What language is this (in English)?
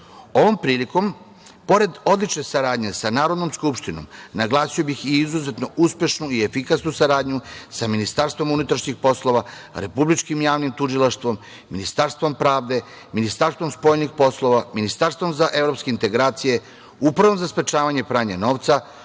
Serbian